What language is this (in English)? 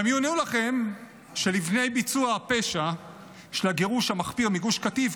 Hebrew